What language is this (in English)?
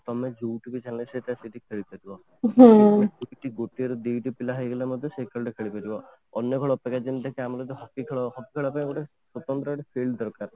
Odia